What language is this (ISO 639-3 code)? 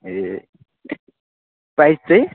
nep